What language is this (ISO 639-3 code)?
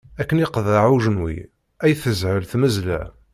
kab